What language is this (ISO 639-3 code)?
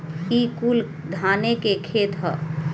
bho